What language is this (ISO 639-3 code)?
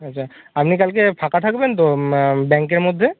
ben